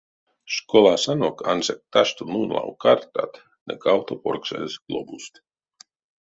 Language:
Erzya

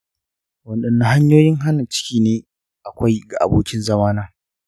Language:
Hausa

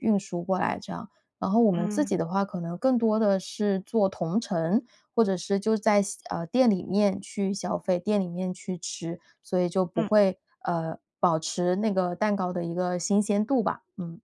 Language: Chinese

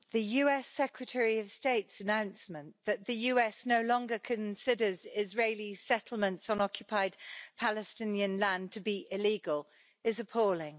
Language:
English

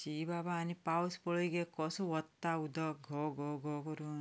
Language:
Konkani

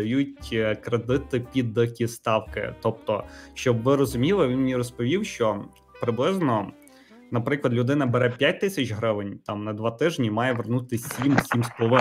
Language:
Ukrainian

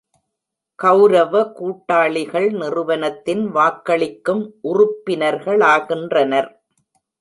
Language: Tamil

